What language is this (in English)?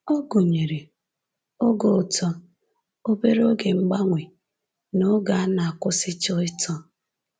Igbo